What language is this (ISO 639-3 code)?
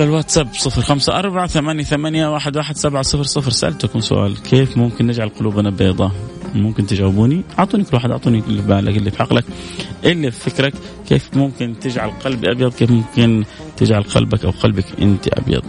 ara